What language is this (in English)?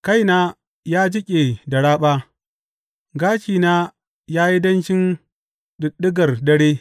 Hausa